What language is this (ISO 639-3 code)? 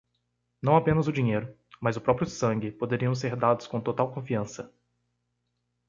por